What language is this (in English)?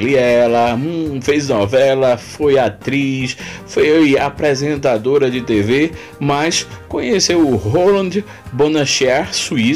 Portuguese